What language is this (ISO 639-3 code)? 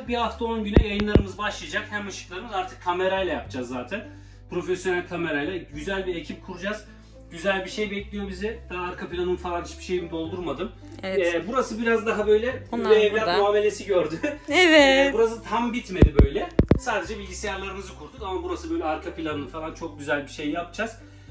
tur